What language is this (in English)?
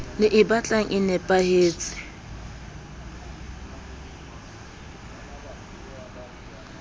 Southern Sotho